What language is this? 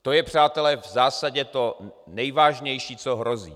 Czech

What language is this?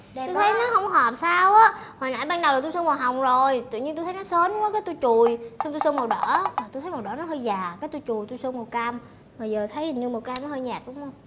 Vietnamese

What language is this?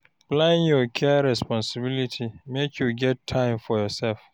Nigerian Pidgin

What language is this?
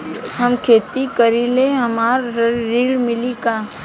Bhojpuri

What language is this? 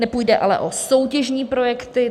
Czech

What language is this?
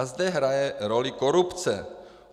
Czech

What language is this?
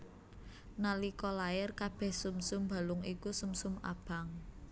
Javanese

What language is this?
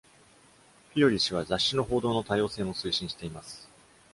Japanese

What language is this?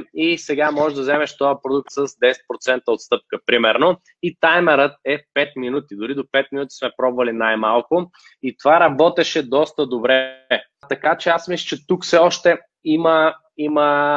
Bulgarian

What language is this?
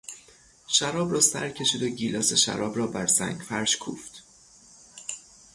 Persian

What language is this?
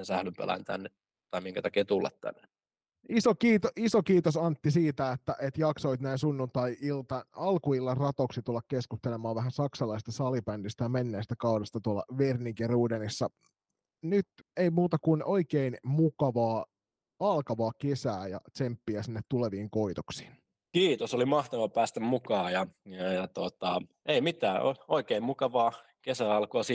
Finnish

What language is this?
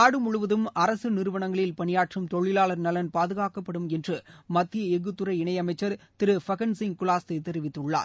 Tamil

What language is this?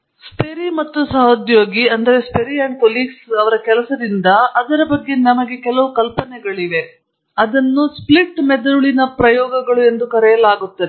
Kannada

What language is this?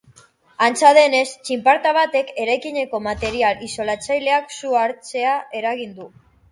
Basque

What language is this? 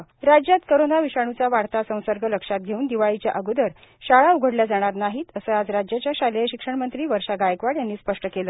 Marathi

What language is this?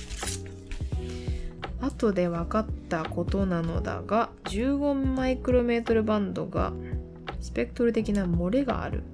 Japanese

